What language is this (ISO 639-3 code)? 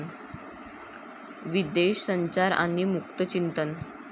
mar